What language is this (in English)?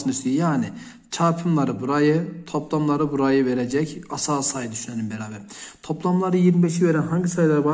Turkish